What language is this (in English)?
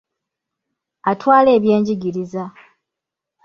Ganda